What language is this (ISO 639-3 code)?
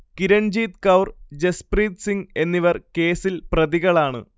mal